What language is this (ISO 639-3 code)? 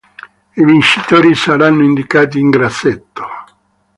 ita